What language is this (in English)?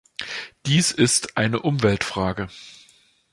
German